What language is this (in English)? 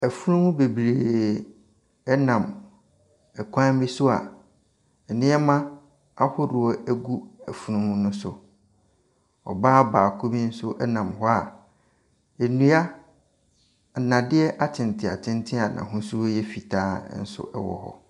Akan